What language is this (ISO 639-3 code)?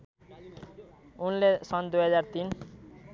nep